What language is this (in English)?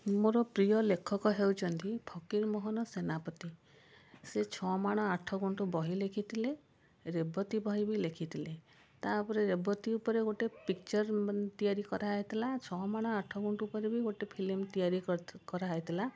Odia